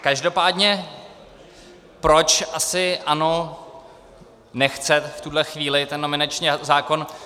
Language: Czech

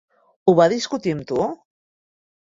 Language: Catalan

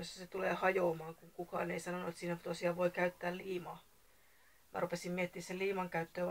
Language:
Finnish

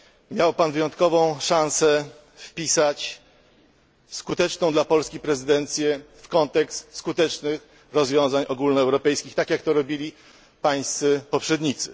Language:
Polish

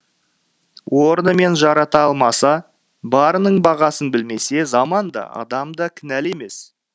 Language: Kazakh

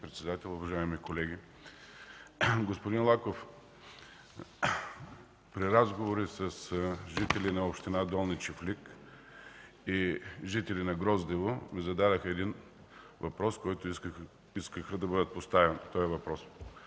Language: Bulgarian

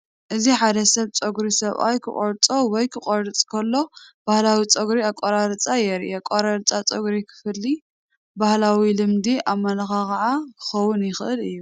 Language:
Tigrinya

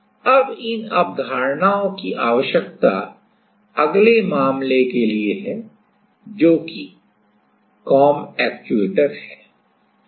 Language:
Hindi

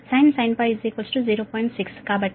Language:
Telugu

